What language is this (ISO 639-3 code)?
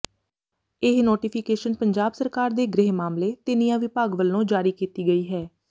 pan